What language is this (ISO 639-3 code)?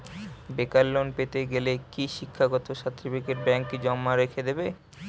ben